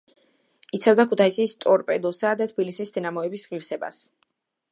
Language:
Georgian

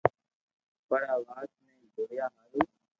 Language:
Loarki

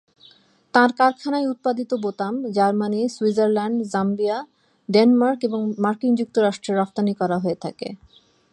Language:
Bangla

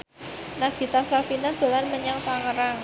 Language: Javanese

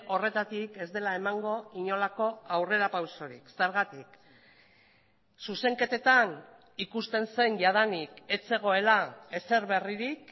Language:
Basque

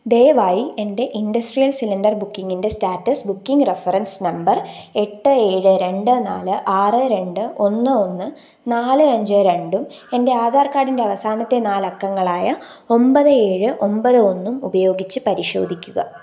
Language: Malayalam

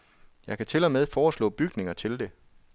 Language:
Danish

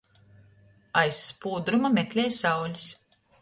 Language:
Latgalian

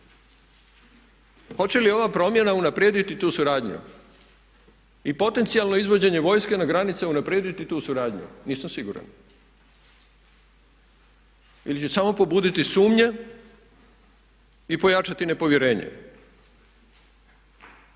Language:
Croatian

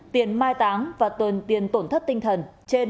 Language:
Vietnamese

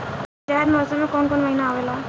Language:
Bhojpuri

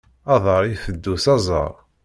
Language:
Kabyle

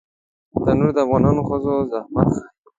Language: Pashto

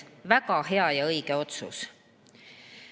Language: Estonian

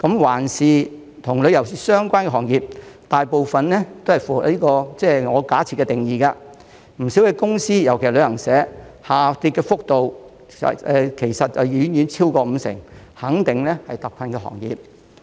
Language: Cantonese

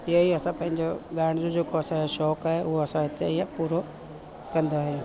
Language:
Sindhi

